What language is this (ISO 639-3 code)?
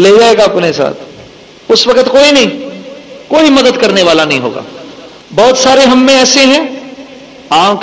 urd